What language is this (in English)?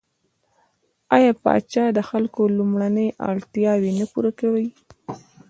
Pashto